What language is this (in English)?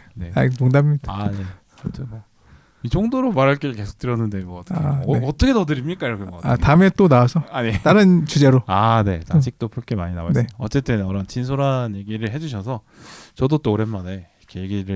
Korean